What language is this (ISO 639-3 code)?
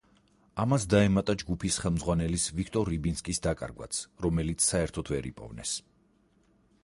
kat